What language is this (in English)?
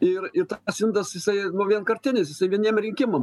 Lithuanian